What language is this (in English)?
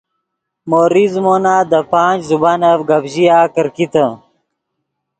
Yidgha